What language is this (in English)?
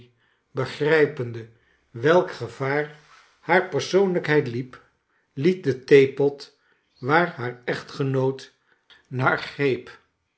Dutch